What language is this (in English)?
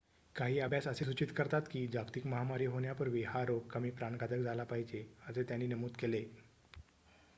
Marathi